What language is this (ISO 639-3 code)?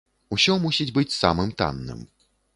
bel